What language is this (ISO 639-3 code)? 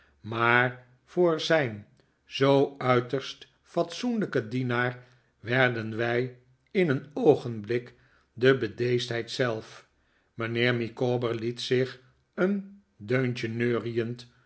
nld